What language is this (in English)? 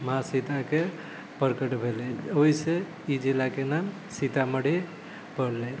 Maithili